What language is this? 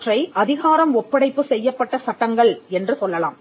Tamil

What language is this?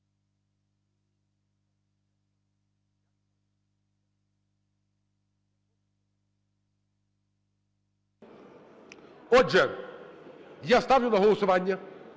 Ukrainian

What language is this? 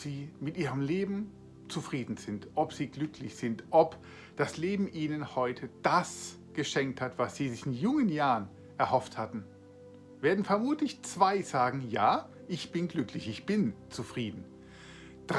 German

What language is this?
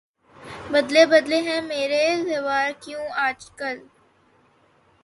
Urdu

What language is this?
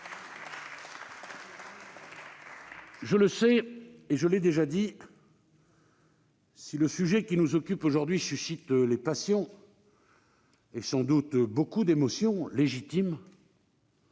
French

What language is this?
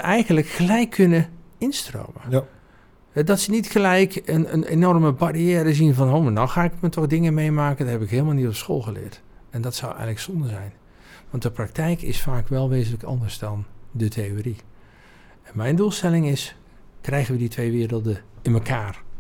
Dutch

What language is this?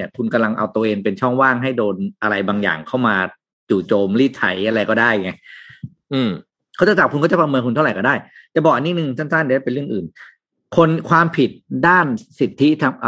Thai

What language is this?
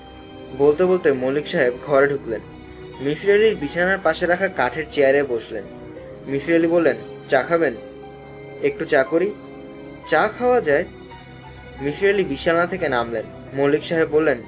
Bangla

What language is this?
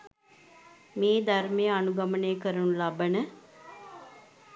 Sinhala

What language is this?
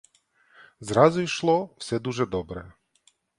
Ukrainian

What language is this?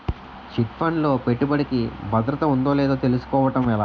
Telugu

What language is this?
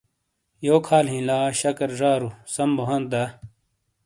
Shina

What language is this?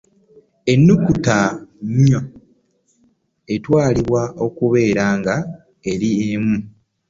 Ganda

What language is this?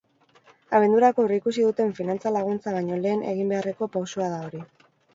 Basque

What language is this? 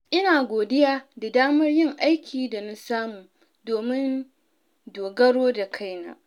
Hausa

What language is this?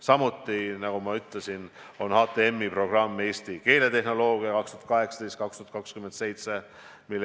Estonian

